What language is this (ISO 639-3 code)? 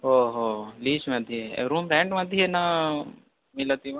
san